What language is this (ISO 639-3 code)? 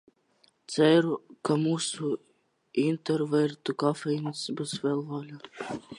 lav